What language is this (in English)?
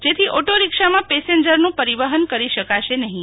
Gujarati